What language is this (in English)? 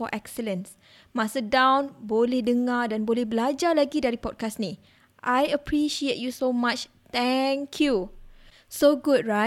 Malay